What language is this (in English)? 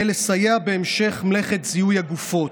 Hebrew